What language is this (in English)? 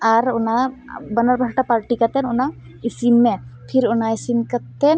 Santali